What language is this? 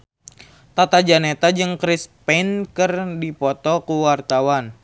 Sundanese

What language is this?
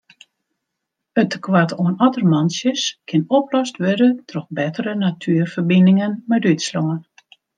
Western Frisian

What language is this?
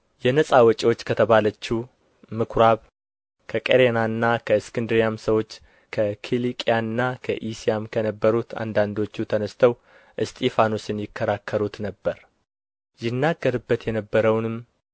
Amharic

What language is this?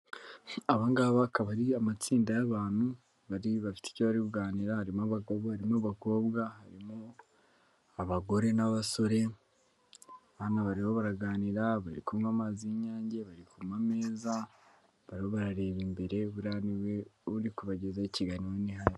Kinyarwanda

